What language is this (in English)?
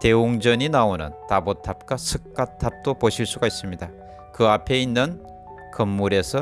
Korean